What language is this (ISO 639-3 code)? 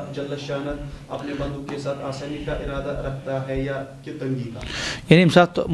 ara